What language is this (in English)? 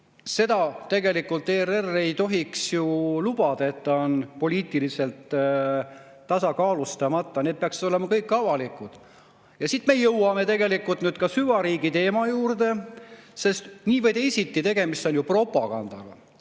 Estonian